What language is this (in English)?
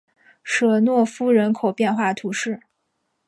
Chinese